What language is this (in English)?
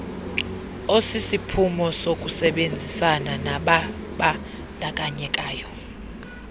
Xhosa